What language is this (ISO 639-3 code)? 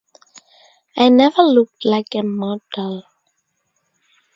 eng